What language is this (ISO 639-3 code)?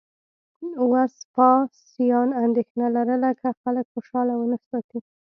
pus